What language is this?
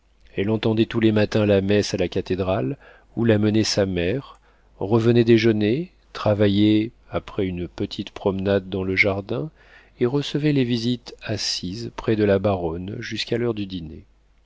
French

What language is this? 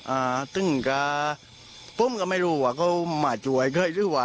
Thai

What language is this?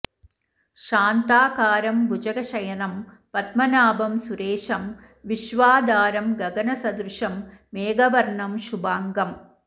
Sanskrit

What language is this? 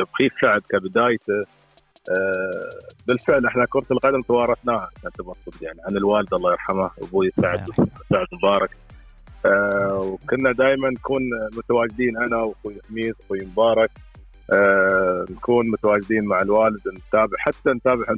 Arabic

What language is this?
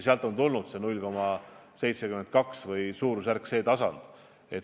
Estonian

